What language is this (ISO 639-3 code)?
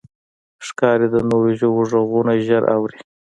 pus